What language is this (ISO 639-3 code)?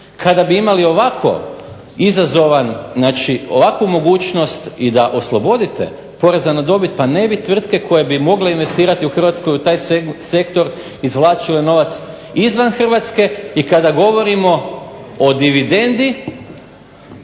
hrv